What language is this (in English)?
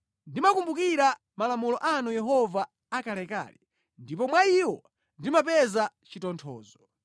Nyanja